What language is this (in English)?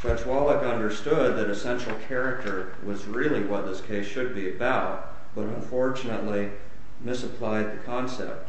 English